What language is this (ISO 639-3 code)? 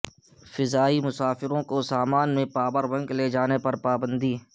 urd